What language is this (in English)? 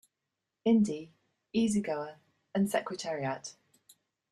English